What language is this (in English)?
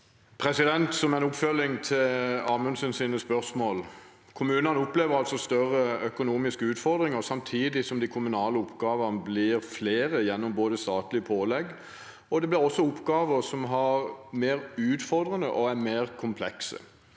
Norwegian